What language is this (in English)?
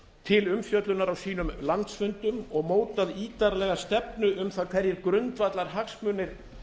Icelandic